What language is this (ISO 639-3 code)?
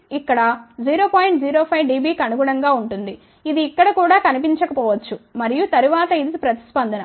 tel